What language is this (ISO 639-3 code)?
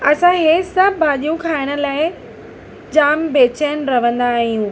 snd